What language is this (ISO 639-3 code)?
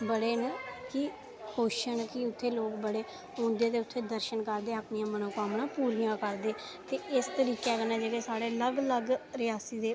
doi